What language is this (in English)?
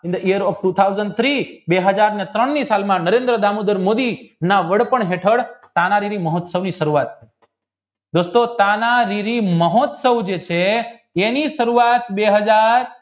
Gujarati